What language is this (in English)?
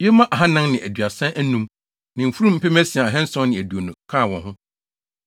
Akan